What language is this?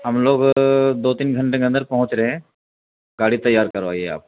Urdu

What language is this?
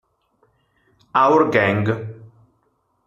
Italian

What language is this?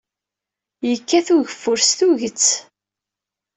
Kabyle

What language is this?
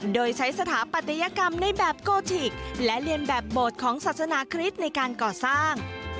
Thai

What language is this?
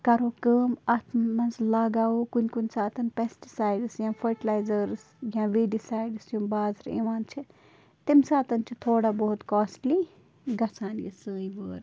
Kashmiri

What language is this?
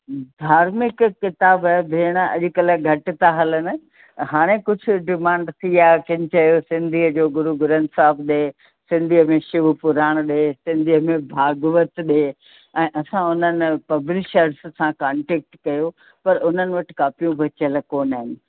Sindhi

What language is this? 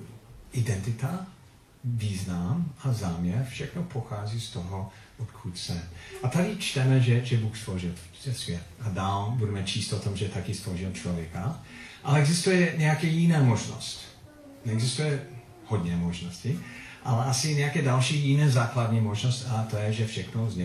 Czech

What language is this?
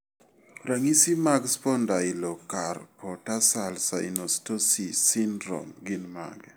Luo (Kenya and Tanzania)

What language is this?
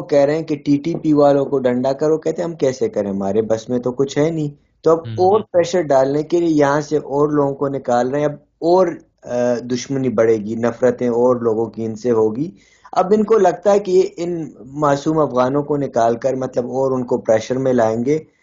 Urdu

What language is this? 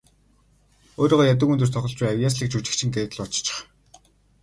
Mongolian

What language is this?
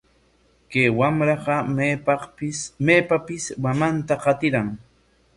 Corongo Ancash Quechua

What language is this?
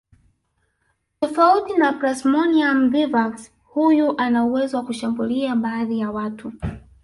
Swahili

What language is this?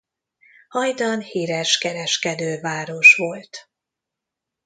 Hungarian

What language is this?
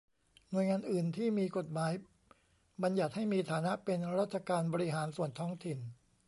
Thai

